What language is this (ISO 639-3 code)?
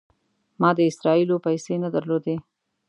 pus